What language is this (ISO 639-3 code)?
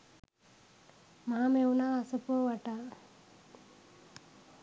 sin